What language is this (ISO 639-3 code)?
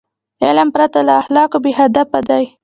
pus